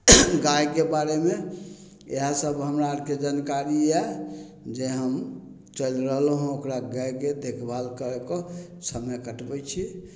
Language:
Maithili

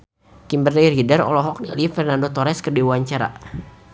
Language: Sundanese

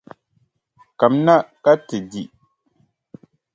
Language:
Dagbani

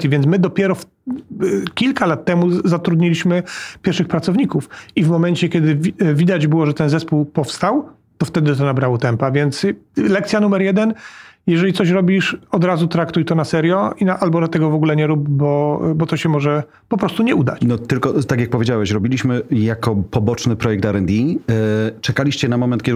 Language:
Polish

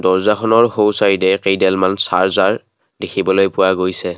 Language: Assamese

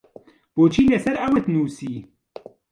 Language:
Central Kurdish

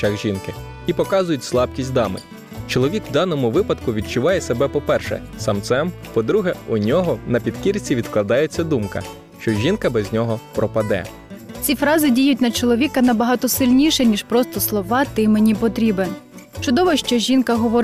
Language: Ukrainian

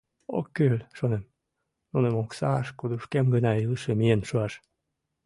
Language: Mari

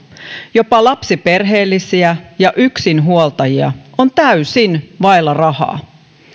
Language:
Finnish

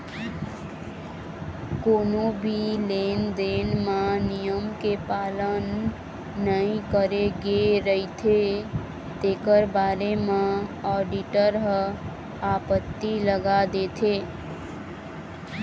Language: Chhattisgarhi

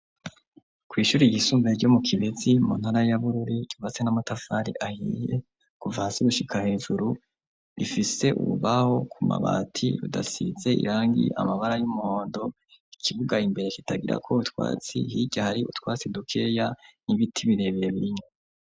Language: Rundi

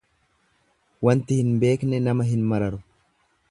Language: Oromo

